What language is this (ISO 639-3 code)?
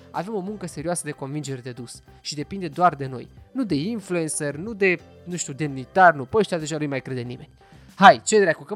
ron